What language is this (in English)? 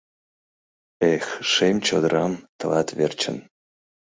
Mari